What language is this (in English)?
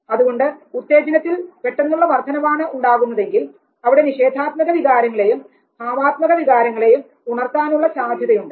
Malayalam